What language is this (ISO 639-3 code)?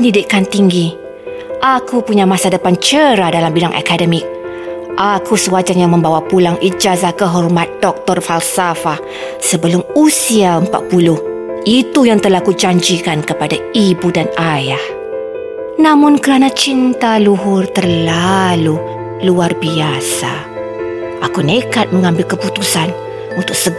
msa